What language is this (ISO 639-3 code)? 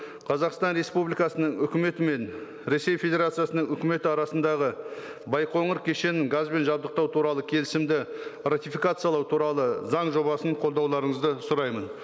kaz